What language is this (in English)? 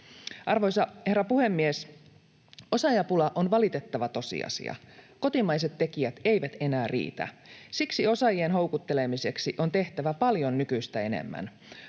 Finnish